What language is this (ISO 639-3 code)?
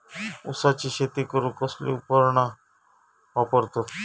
mar